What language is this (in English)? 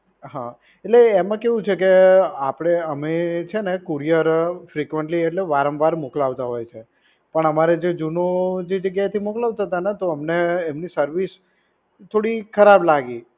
Gujarati